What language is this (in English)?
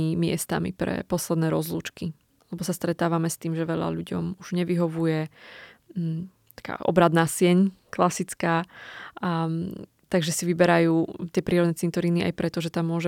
Slovak